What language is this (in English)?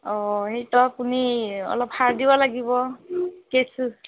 Assamese